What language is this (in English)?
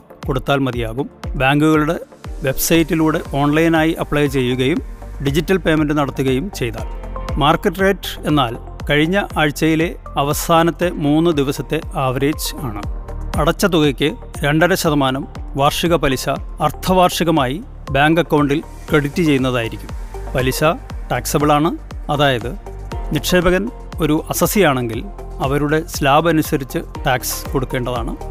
Malayalam